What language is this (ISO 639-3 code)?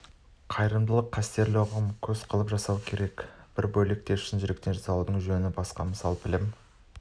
kaz